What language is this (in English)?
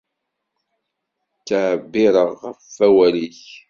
Kabyle